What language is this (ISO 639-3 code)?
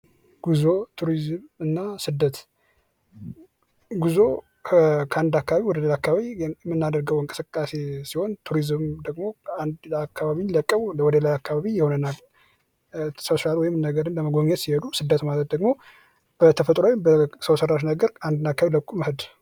amh